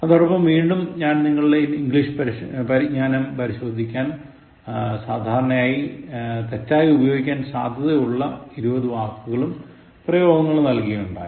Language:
Malayalam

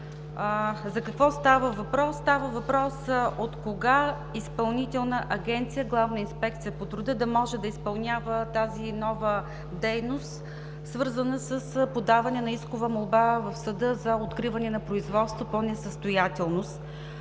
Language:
Bulgarian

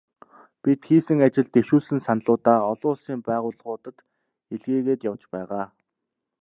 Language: Mongolian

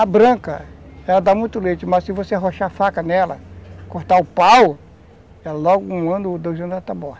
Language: Portuguese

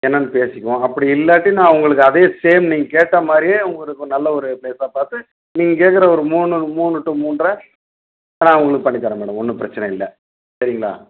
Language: Tamil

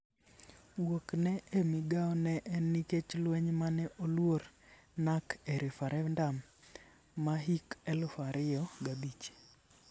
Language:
Luo (Kenya and Tanzania)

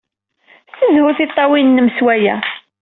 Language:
Kabyle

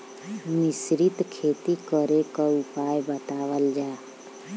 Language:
Bhojpuri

